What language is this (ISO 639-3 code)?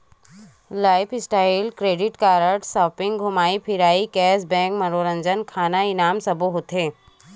hne